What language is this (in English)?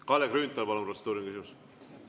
Estonian